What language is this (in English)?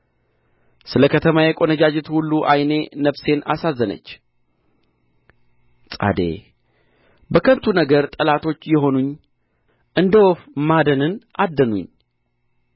Amharic